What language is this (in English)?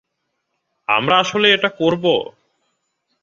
Bangla